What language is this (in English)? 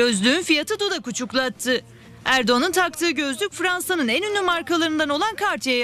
Turkish